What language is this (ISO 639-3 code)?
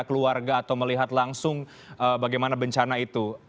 ind